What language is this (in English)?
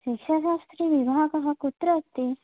Sanskrit